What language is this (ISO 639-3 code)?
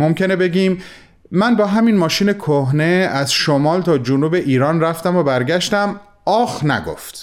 fas